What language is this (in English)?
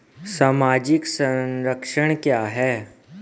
Hindi